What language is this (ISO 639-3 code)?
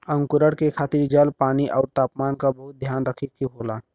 bho